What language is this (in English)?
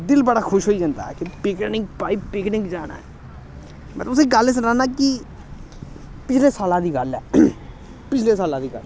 Dogri